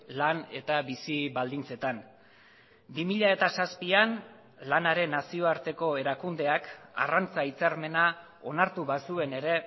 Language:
Basque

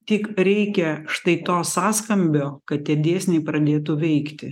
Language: Lithuanian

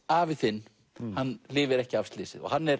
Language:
Icelandic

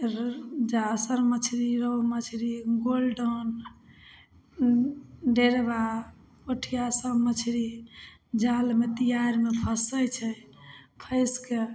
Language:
Maithili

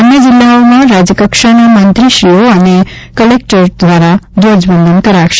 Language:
Gujarati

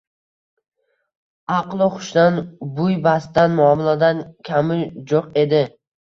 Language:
Uzbek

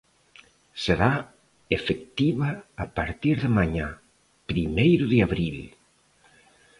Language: Galician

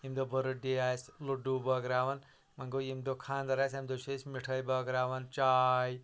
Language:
Kashmiri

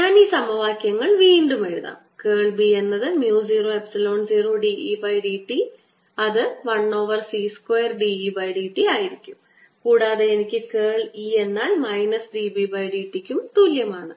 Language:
Malayalam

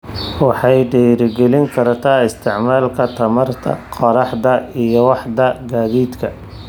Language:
Somali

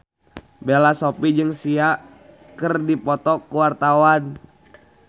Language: Sundanese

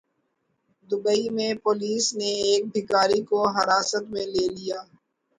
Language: Urdu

